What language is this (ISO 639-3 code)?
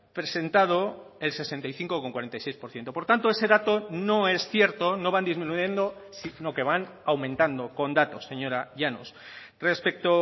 spa